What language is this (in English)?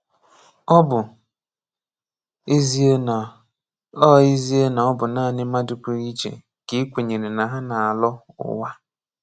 Igbo